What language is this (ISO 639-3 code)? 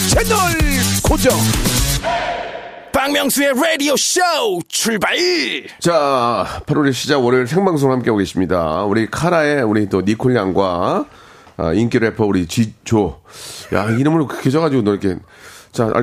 kor